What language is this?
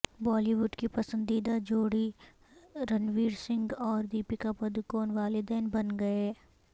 Urdu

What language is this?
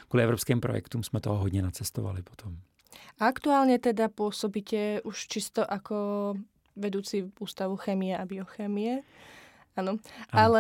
Czech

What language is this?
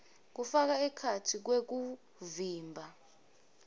Swati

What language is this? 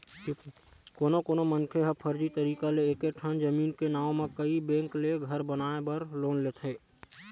Chhattisgarhi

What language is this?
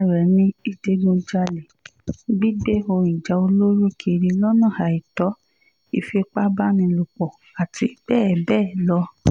Yoruba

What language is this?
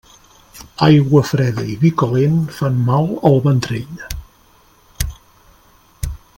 Catalan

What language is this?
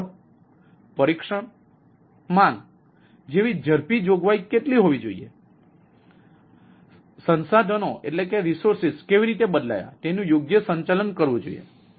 Gujarati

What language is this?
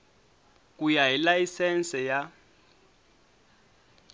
Tsonga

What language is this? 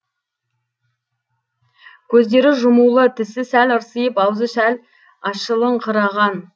Kazakh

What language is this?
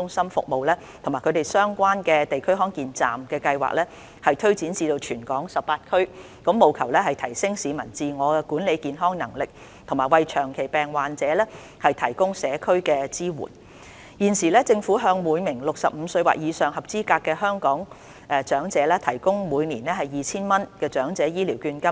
Cantonese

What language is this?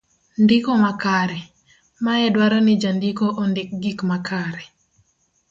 Luo (Kenya and Tanzania)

